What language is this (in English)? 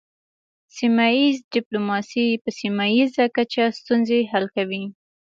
Pashto